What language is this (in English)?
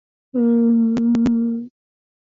Swahili